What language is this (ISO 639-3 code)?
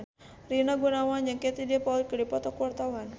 sun